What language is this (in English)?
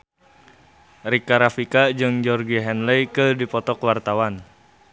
Sundanese